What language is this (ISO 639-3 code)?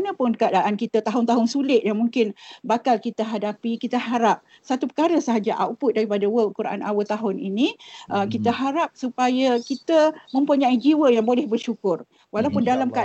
msa